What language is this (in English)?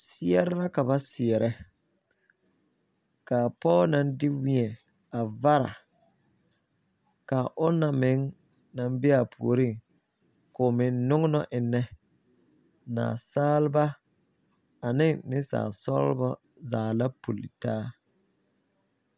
Southern Dagaare